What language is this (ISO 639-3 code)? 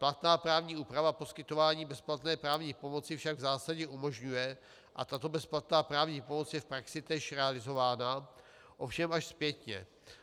ces